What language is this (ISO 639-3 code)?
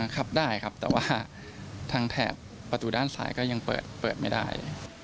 tha